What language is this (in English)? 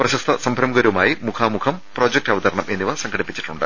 Malayalam